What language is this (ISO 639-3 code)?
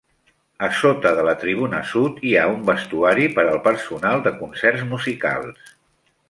cat